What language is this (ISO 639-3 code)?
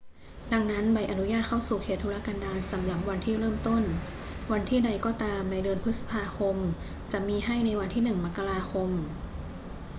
tha